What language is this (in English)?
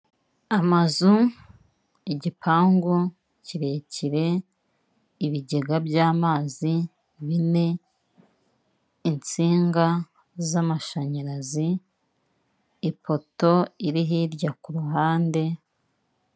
Kinyarwanda